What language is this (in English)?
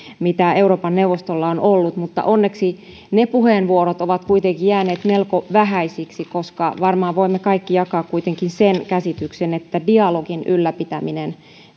Finnish